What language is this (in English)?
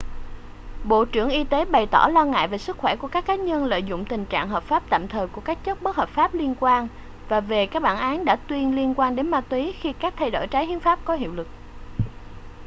Vietnamese